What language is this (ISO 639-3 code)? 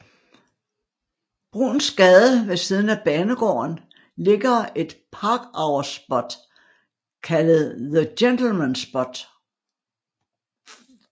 dan